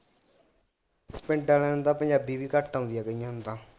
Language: Punjabi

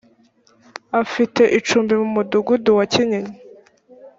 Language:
Kinyarwanda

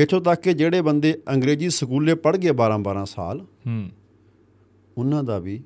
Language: Punjabi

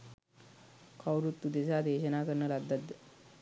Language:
Sinhala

